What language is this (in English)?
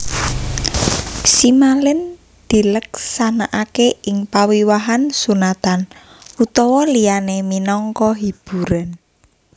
Javanese